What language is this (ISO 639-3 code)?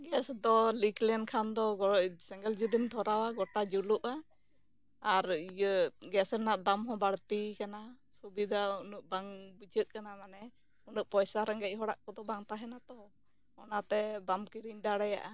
sat